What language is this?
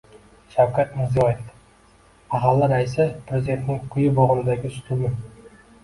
Uzbek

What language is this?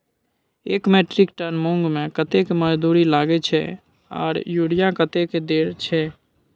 Maithili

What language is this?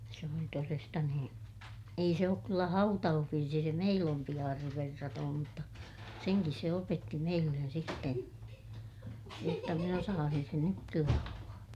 Finnish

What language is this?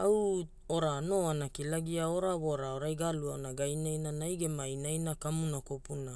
Hula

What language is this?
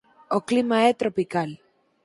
Galician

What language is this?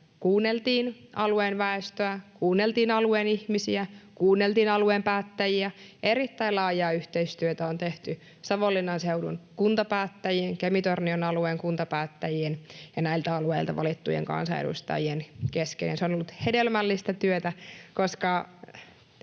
Finnish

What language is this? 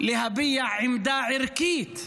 Hebrew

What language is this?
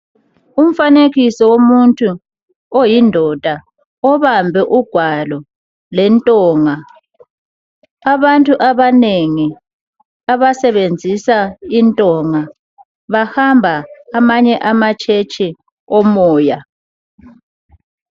North Ndebele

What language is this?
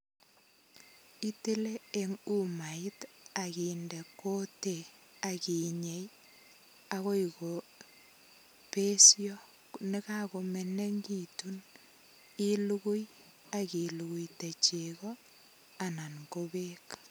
Kalenjin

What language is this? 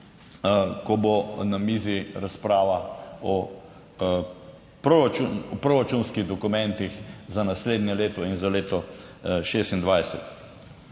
Slovenian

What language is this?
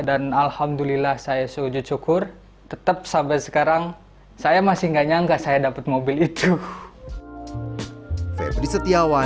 Indonesian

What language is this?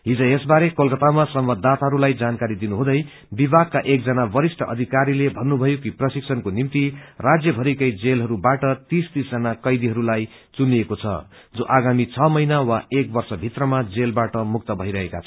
Nepali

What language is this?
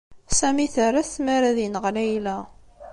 Kabyle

